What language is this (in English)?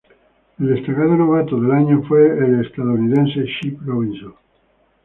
Spanish